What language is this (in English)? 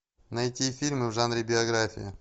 Russian